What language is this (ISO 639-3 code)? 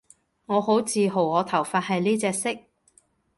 yue